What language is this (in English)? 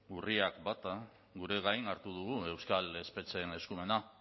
Basque